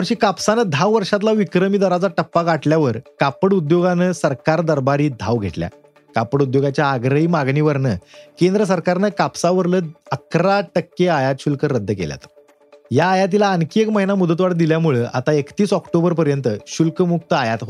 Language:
Marathi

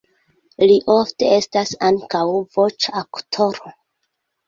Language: Esperanto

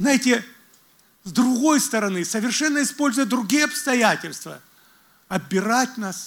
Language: Russian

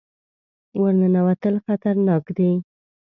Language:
Pashto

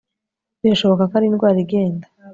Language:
Kinyarwanda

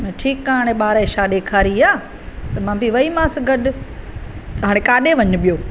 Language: Sindhi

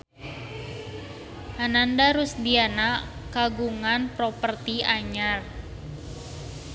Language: Sundanese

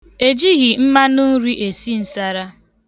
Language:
Igbo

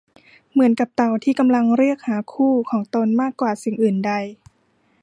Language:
Thai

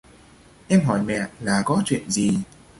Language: Vietnamese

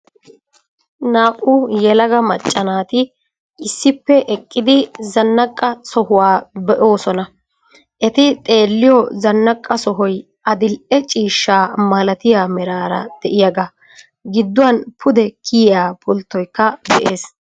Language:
Wolaytta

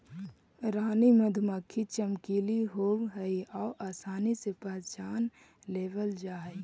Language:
Magahi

